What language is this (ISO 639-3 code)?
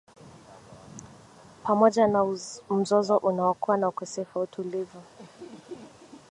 swa